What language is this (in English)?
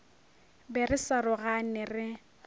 Northern Sotho